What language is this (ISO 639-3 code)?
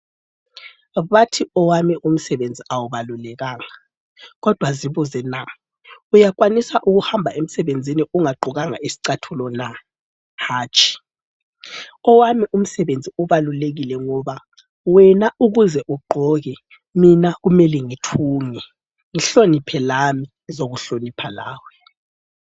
nde